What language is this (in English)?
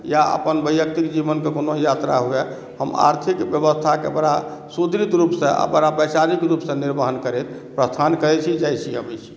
Maithili